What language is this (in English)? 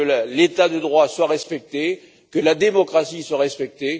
French